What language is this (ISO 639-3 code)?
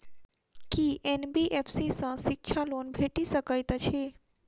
mai